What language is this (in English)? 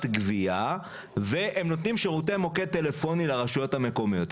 Hebrew